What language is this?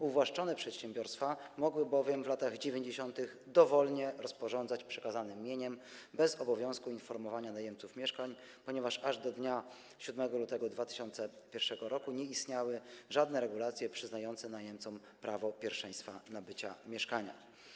Polish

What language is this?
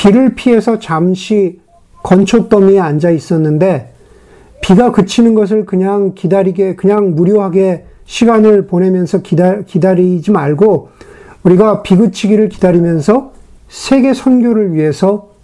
Korean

